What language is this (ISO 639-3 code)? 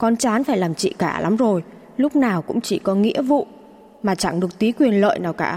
vie